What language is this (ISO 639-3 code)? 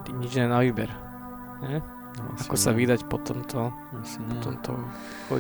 slk